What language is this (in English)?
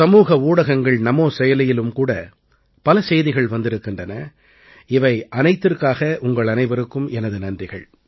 Tamil